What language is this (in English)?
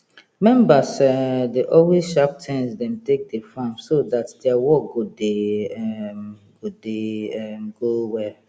Nigerian Pidgin